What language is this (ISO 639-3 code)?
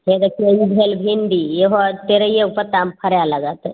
mai